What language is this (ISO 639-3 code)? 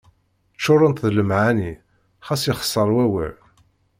kab